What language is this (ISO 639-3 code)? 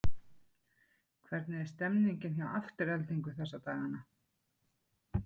isl